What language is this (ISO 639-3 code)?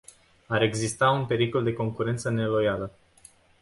ron